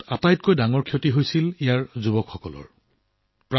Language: Assamese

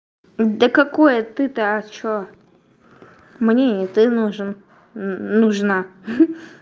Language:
Russian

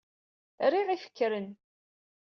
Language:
Kabyle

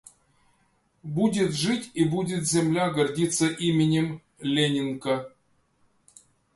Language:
Russian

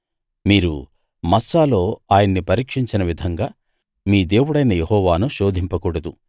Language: Telugu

